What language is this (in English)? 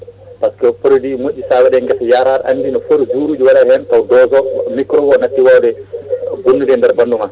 Fula